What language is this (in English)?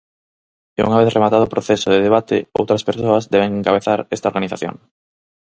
Galician